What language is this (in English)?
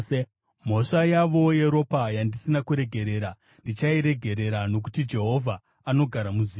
Shona